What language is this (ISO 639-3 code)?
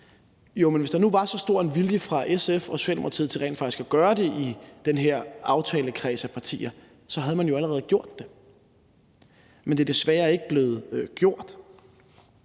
dan